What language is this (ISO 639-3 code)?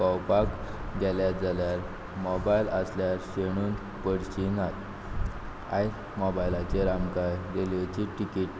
kok